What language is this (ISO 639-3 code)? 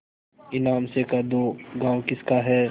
hin